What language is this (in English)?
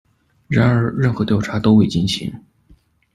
Chinese